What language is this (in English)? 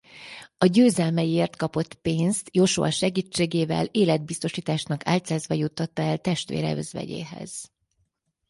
Hungarian